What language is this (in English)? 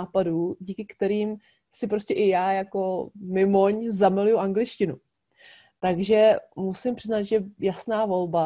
Czech